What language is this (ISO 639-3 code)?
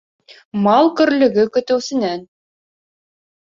bak